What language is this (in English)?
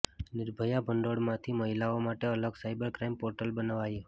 Gujarati